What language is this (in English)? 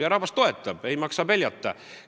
Estonian